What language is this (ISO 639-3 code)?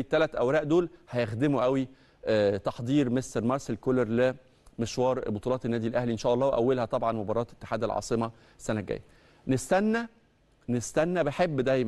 ara